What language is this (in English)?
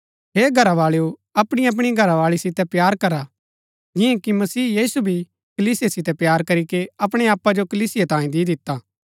Gaddi